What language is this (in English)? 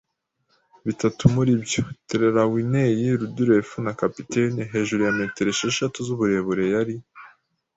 Kinyarwanda